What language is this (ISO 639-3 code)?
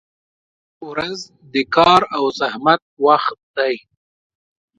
pus